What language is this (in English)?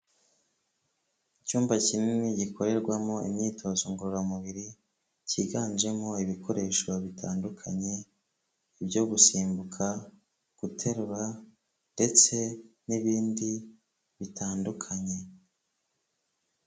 Kinyarwanda